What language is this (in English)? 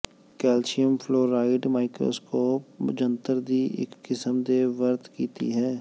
Punjabi